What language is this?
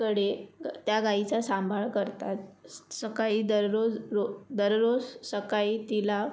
Marathi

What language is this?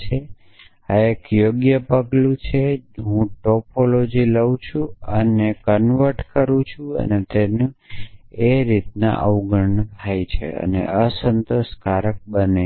Gujarati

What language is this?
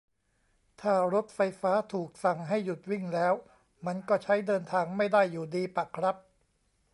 Thai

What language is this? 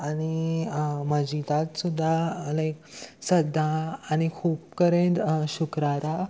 Konkani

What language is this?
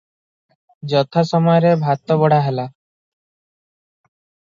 Odia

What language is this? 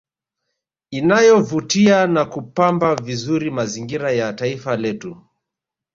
Swahili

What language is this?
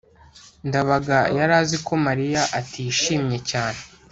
Kinyarwanda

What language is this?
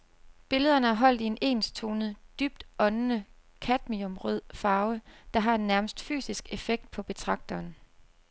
Danish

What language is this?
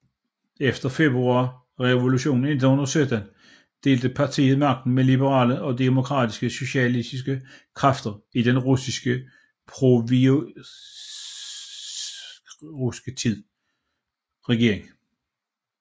Danish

